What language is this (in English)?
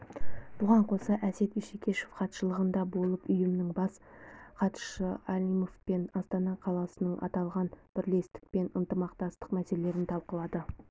Kazakh